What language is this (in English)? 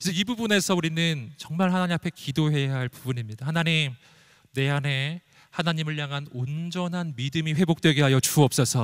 Korean